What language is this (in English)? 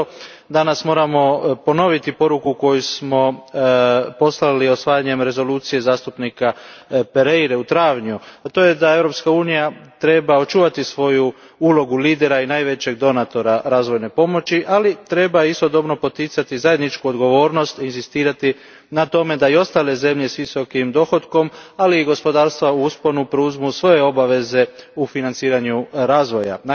Croatian